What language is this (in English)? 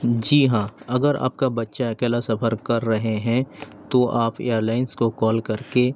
Urdu